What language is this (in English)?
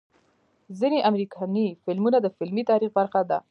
Pashto